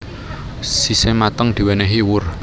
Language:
Javanese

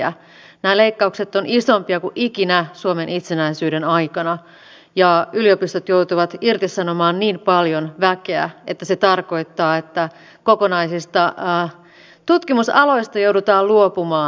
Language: Finnish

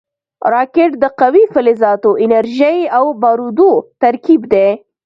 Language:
Pashto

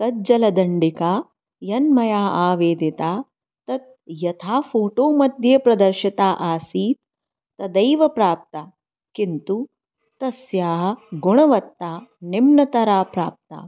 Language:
Sanskrit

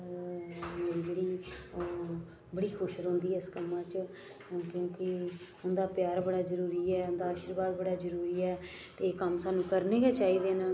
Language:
Dogri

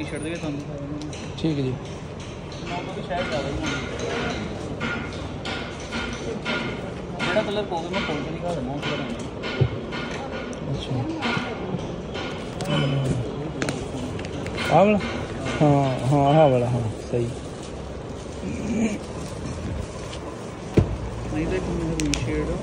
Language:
Punjabi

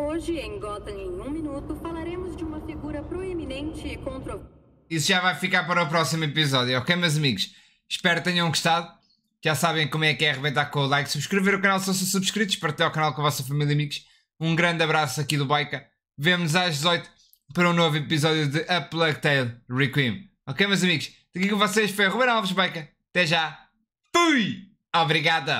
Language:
Portuguese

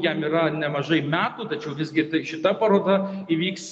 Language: Lithuanian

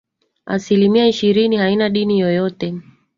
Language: Swahili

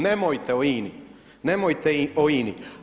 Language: Croatian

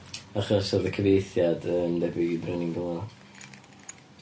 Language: Welsh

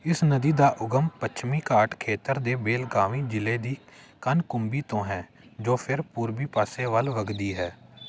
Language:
Punjabi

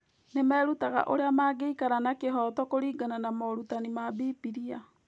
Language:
Kikuyu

